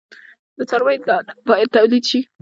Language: Pashto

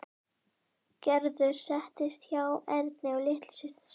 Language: Icelandic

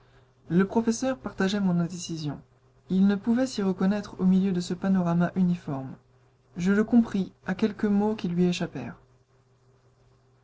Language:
French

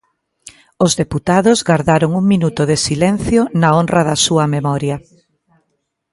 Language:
Galician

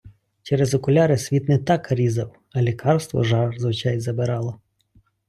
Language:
Ukrainian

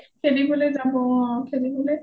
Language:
Assamese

